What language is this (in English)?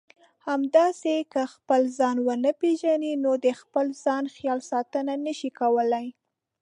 Pashto